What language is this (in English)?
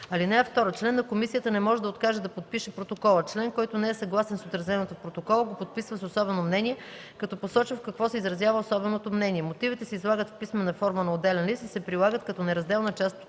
Bulgarian